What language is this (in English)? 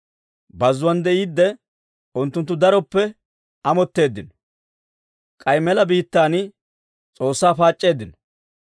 Dawro